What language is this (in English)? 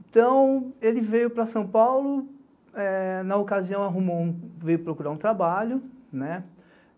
Portuguese